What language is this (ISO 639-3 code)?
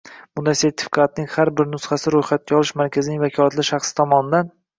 uzb